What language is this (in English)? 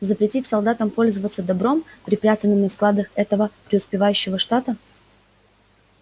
Russian